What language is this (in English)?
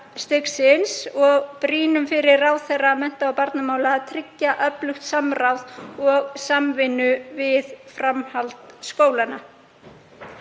Icelandic